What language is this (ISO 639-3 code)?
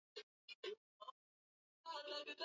swa